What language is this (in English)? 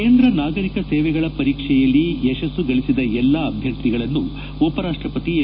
Kannada